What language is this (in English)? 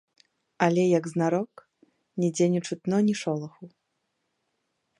Belarusian